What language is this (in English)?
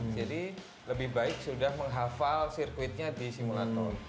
Indonesian